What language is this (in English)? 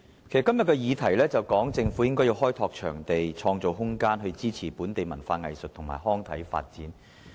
Cantonese